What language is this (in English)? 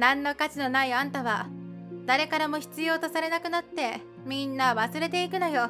Japanese